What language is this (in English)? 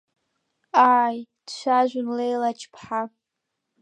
Abkhazian